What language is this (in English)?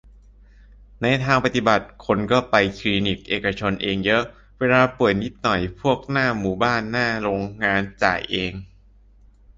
Thai